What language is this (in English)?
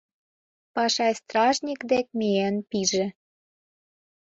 Mari